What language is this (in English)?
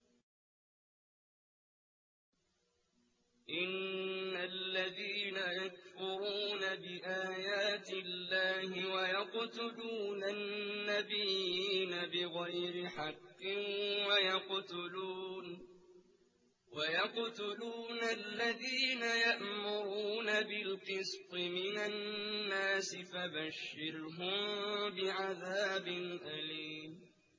Arabic